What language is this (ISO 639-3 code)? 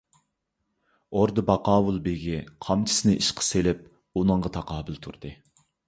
uig